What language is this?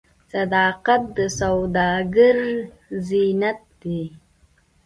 Pashto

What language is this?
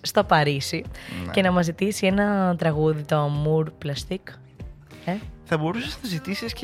Greek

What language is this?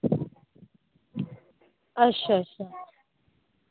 Dogri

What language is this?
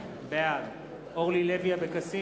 Hebrew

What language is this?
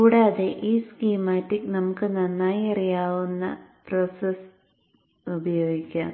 Malayalam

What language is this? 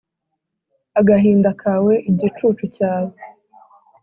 Kinyarwanda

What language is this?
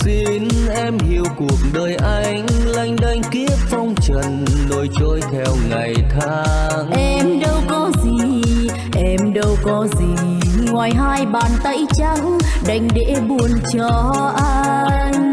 Vietnamese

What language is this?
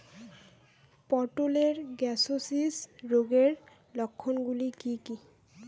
Bangla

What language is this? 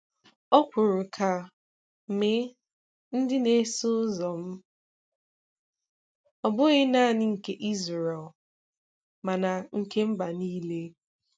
Igbo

